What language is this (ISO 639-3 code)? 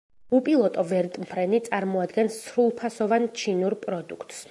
kat